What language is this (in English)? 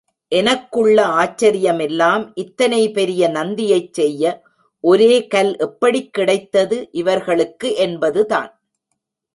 Tamil